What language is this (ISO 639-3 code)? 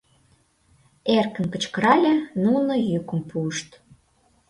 chm